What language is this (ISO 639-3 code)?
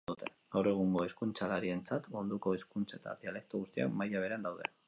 eus